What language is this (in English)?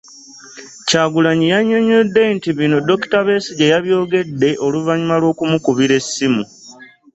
Ganda